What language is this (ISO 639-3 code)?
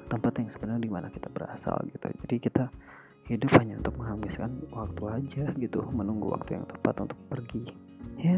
ind